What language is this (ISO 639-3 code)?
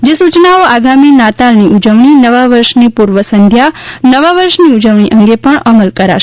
guj